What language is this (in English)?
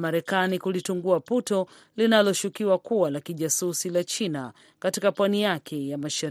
Swahili